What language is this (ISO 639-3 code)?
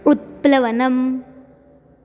san